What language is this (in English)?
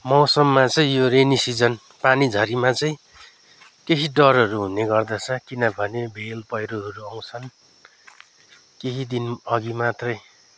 Nepali